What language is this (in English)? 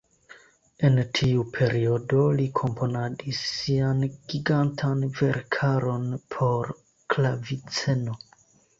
Esperanto